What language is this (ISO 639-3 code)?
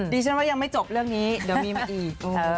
tha